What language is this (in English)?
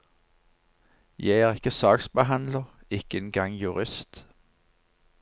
Norwegian